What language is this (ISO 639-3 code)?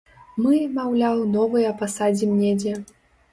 bel